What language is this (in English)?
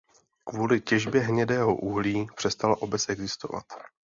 Czech